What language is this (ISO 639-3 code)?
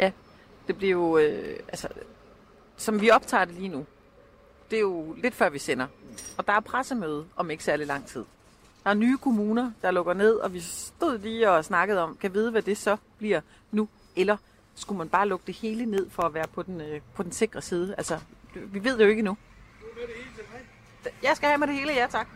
dan